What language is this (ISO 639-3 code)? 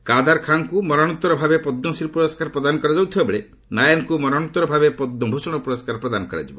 ori